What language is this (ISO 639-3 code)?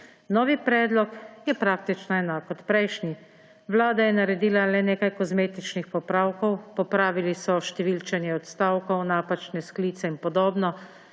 slv